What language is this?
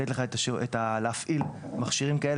Hebrew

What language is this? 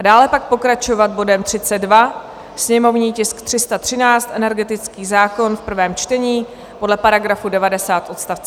Czech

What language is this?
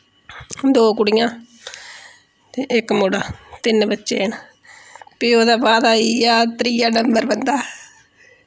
Dogri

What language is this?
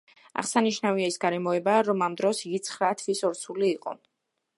Georgian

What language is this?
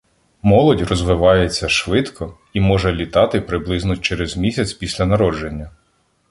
Ukrainian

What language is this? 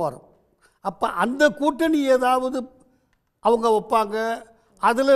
Tamil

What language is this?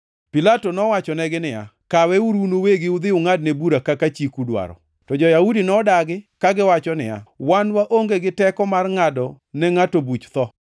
Luo (Kenya and Tanzania)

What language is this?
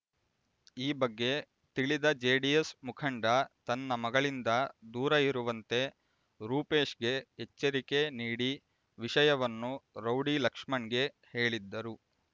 Kannada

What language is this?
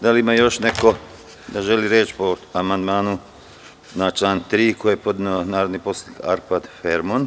Serbian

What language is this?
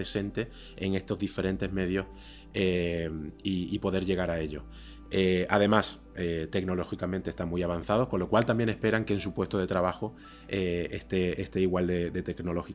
Spanish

